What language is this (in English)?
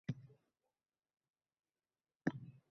Uzbek